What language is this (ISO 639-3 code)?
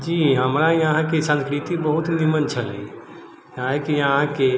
mai